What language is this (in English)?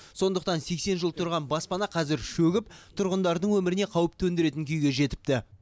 Kazakh